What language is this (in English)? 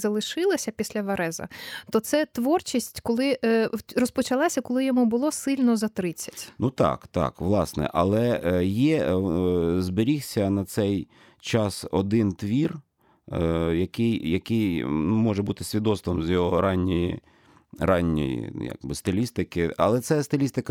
Ukrainian